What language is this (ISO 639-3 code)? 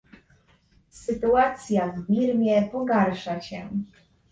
pol